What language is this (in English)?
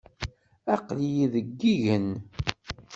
Kabyle